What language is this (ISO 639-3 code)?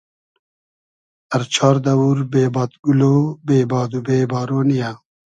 haz